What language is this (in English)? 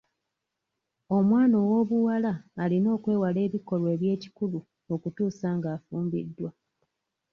Ganda